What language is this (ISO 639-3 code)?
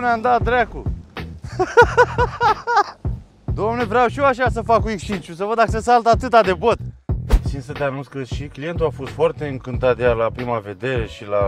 ron